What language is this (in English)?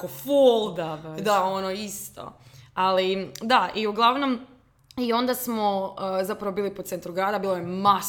Croatian